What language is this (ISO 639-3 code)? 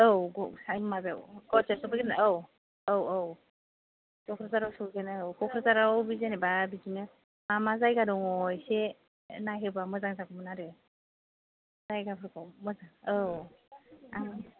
brx